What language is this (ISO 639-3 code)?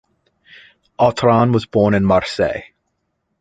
eng